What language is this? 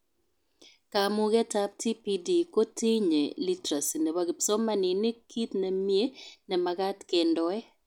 Kalenjin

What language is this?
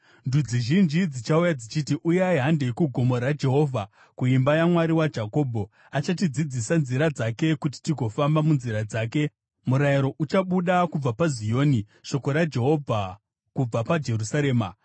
Shona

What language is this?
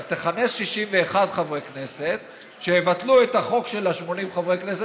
Hebrew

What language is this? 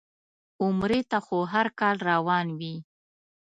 Pashto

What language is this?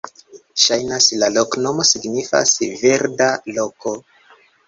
Esperanto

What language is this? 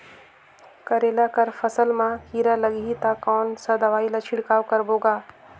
Chhattisgarhi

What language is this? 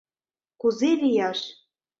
Mari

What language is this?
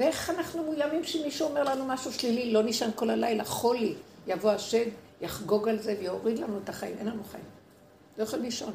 Hebrew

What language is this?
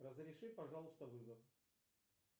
Russian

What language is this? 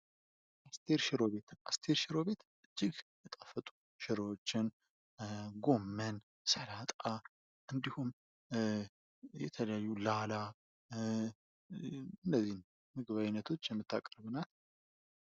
Amharic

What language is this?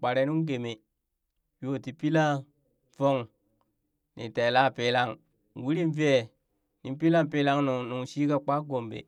Burak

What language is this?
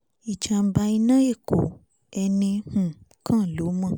Yoruba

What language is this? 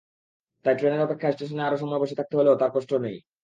Bangla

